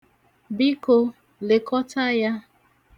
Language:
Igbo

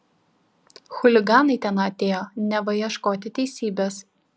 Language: Lithuanian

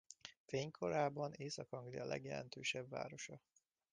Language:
Hungarian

